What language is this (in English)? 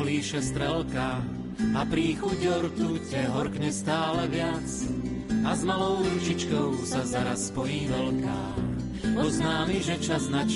Slovak